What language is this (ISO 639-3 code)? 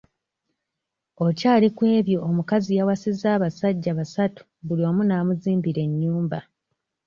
lug